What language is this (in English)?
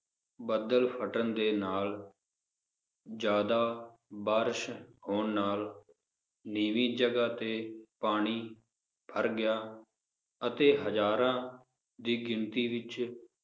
Punjabi